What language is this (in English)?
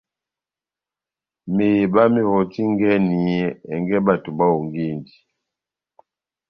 Batanga